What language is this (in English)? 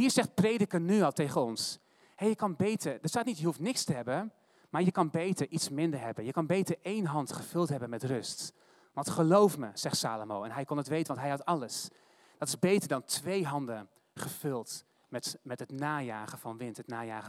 Dutch